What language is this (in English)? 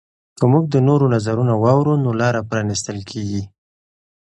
Pashto